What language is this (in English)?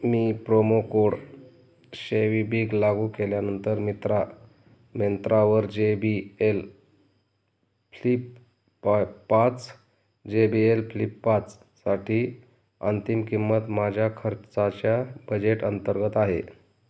Marathi